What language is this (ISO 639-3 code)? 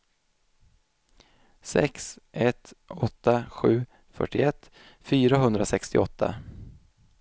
swe